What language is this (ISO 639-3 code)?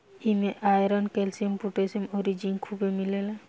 bho